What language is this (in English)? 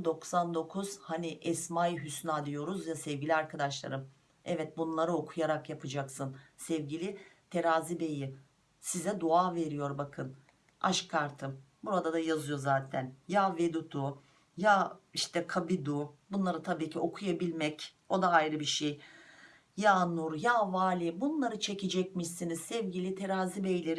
Turkish